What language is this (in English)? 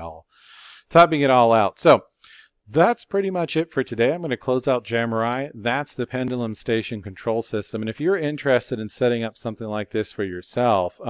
English